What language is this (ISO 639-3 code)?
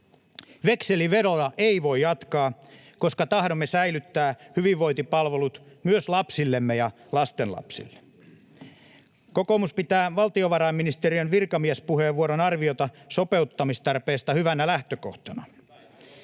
fin